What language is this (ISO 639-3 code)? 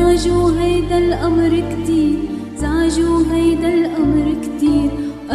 ara